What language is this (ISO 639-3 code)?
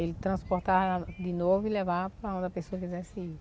por